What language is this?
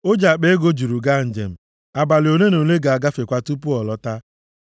Igbo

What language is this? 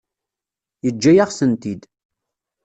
Kabyle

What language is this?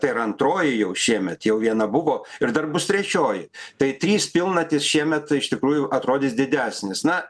Lithuanian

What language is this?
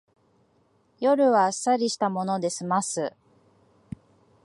Japanese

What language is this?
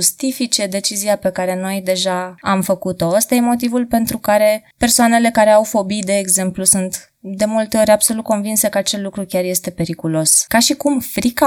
Romanian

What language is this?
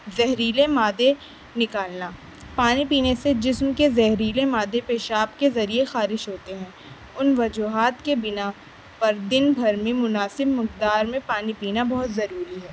Urdu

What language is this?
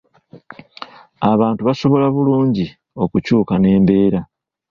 Ganda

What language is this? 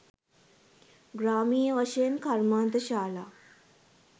Sinhala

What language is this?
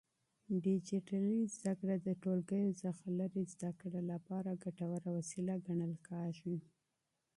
Pashto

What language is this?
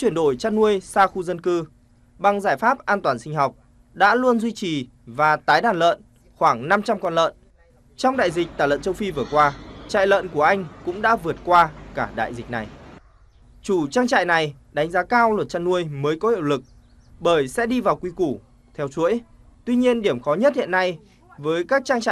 Vietnamese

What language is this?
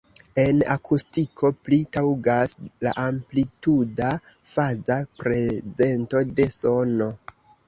Esperanto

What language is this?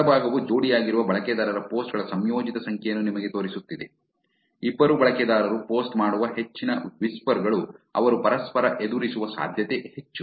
Kannada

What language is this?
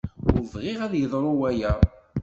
Kabyle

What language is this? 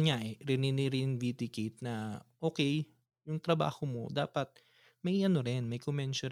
Filipino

